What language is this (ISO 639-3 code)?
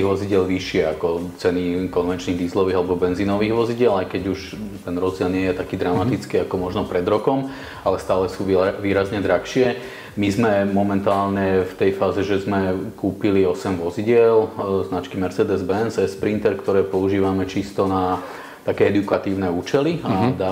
slk